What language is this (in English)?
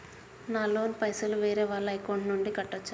Telugu